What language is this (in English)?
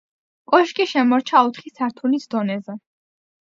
Georgian